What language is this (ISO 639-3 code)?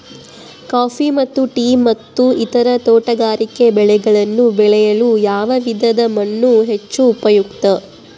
kan